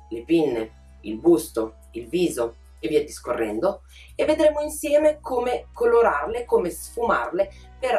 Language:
Italian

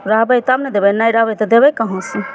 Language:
Maithili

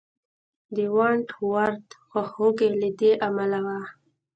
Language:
Pashto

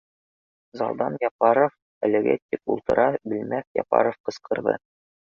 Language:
Bashkir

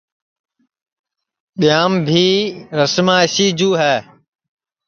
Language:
Sansi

